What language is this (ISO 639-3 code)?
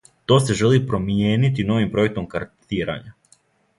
srp